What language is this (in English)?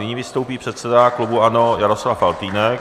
Czech